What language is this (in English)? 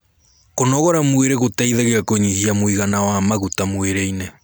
Kikuyu